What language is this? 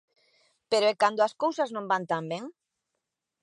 Galician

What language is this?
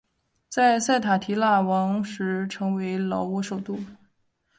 Chinese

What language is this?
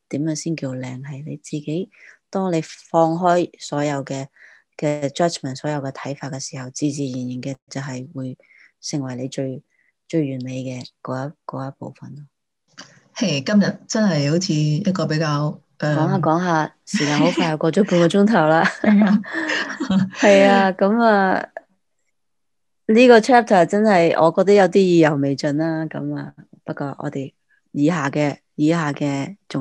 Chinese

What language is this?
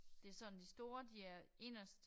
Danish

